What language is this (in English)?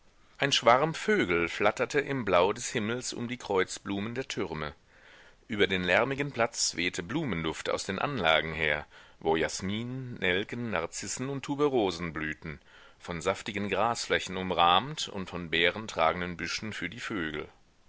German